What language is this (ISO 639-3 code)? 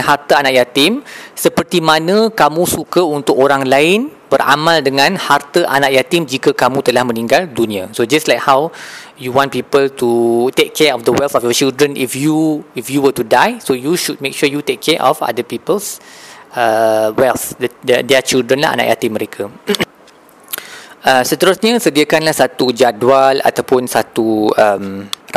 msa